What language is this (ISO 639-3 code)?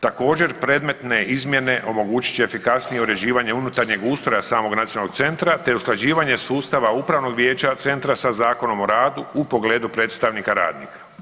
hrv